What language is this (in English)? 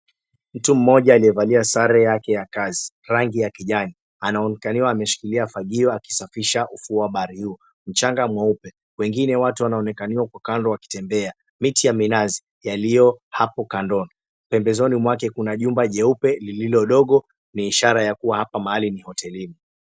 Swahili